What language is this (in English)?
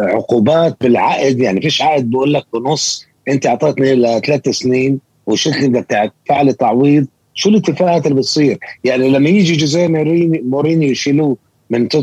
Arabic